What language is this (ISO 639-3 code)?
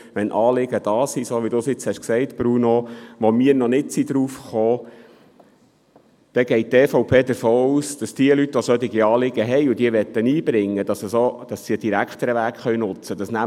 gsw